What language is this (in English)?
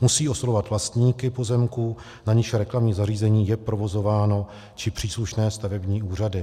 Czech